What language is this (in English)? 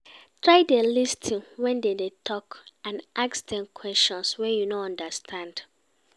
Nigerian Pidgin